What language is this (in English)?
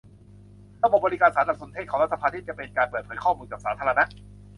Thai